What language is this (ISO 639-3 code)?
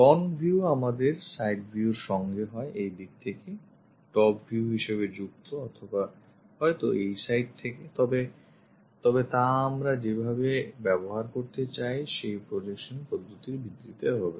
ben